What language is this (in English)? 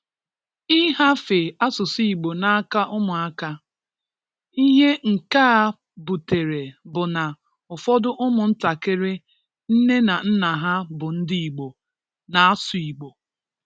Igbo